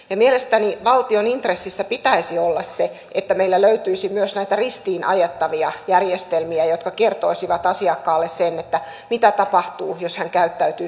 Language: Finnish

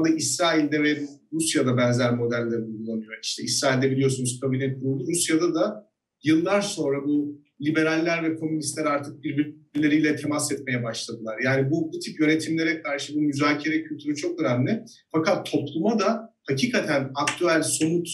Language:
Turkish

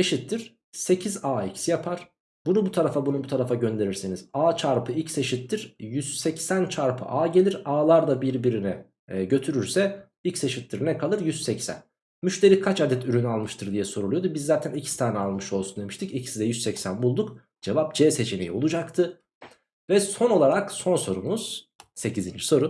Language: Turkish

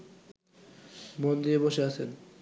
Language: Bangla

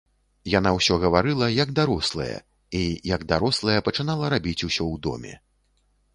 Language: Belarusian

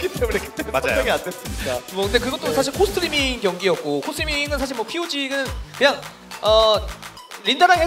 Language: Korean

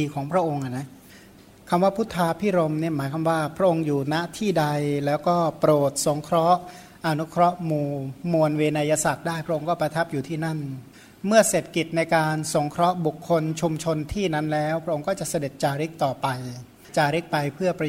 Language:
Thai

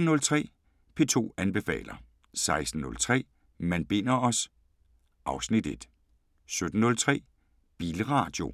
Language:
Danish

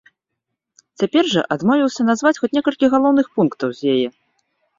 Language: Belarusian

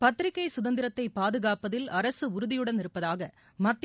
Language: Tamil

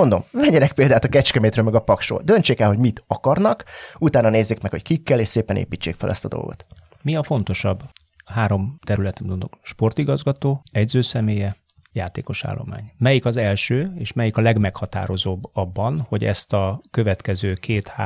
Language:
Hungarian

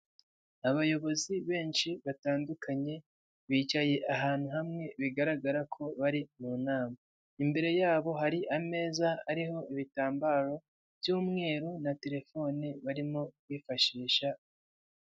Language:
Kinyarwanda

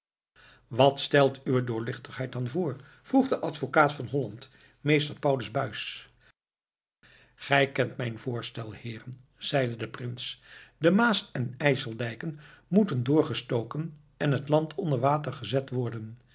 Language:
Dutch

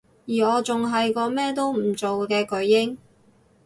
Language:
Cantonese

